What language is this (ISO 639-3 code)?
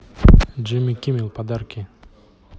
rus